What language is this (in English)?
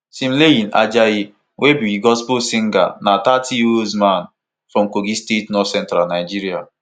Nigerian Pidgin